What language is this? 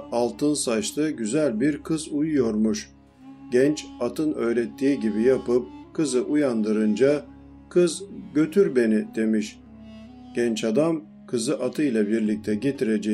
Turkish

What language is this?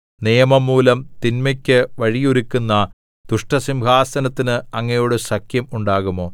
Malayalam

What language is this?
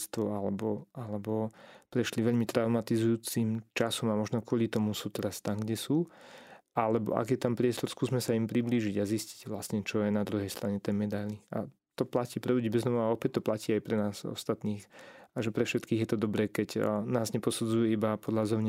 Slovak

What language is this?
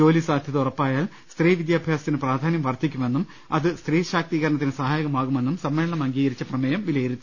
Malayalam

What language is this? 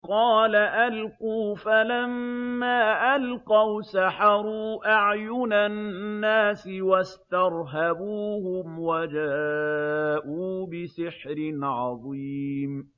Arabic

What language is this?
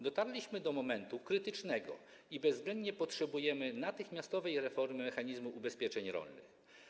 Polish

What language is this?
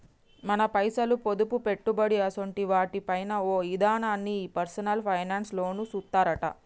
Telugu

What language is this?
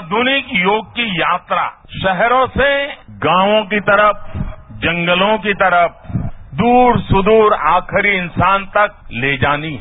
Hindi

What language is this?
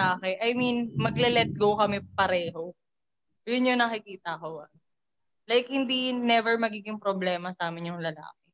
Filipino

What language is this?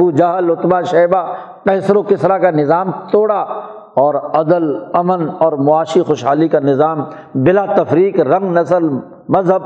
Urdu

